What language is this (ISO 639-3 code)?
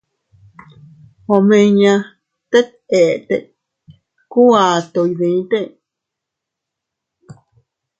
cut